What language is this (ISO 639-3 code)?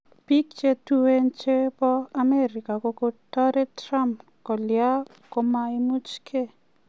kln